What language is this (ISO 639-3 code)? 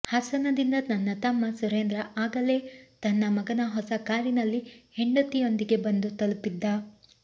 kan